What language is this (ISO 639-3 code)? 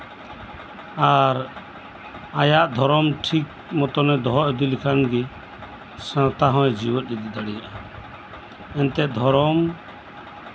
sat